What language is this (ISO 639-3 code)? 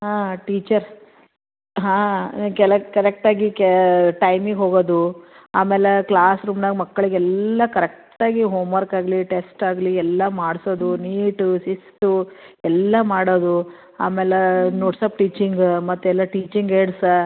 kan